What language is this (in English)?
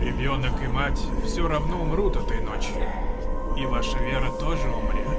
Russian